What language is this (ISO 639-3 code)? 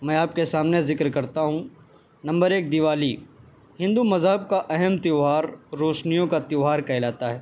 urd